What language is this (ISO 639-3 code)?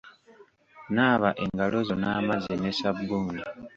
lug